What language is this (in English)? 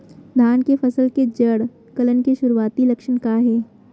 Chhattisgarhi